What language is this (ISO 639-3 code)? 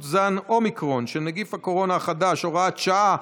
heb